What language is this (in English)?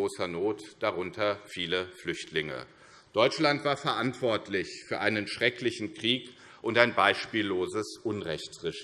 German